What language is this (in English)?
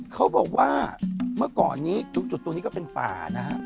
Thai